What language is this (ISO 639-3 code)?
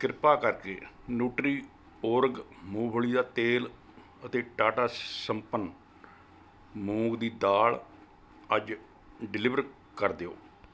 pan